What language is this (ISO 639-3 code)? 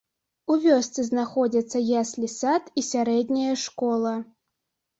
bel